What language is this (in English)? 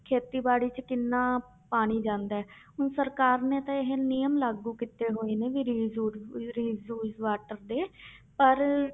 Punjabi